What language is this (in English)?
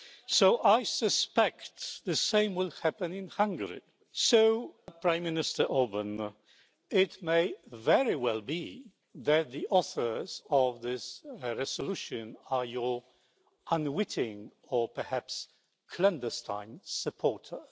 English